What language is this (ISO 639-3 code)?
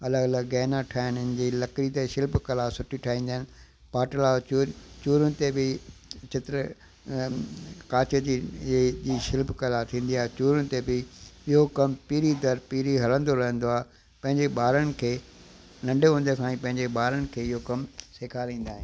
snd